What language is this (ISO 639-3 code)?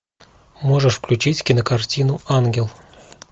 rus